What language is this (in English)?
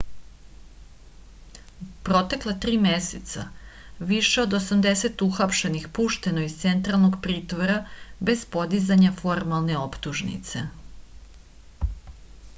Serbian